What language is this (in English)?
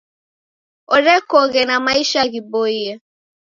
Taita